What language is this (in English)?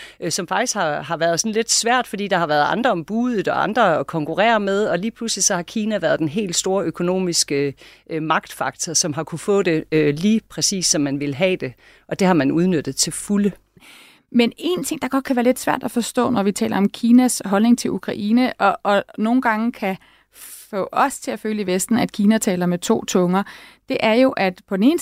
Danish